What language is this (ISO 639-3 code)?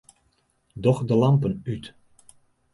fry